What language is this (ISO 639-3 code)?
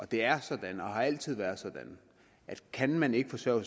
dan